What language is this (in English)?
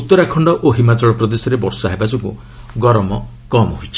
Odia